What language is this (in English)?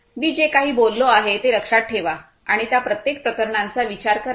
Marathi